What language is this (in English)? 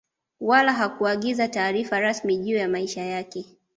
Swahili